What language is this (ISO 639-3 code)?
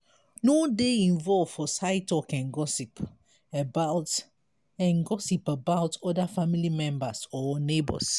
pcm